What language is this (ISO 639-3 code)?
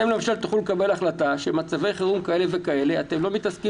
heb